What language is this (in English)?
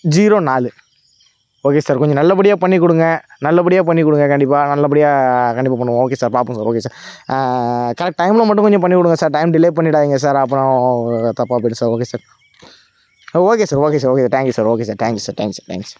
Tamil